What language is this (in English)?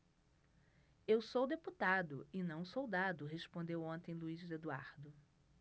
Portuguese